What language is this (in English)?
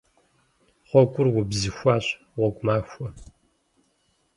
Kabardian